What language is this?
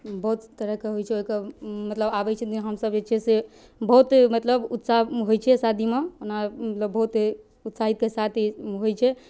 Maithili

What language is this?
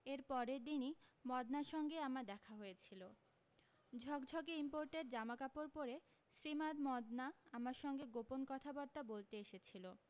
Bangla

